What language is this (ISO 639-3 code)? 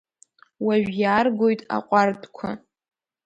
abk